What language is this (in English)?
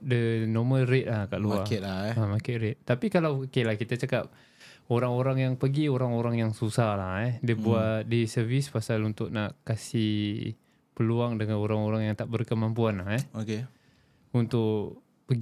Malay